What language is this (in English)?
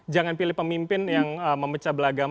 Indonesian